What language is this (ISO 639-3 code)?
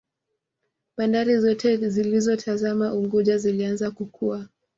swa